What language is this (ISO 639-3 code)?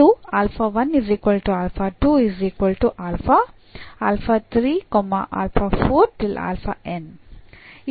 kan